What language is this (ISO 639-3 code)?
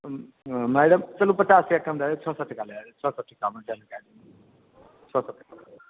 mai